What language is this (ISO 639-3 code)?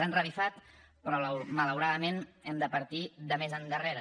cat